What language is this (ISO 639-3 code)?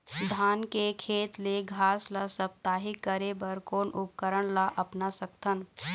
hne